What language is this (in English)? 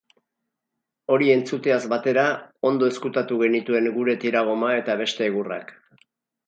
Basque